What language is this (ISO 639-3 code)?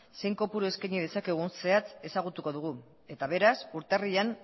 eus